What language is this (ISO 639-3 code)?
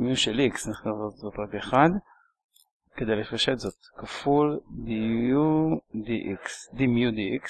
heb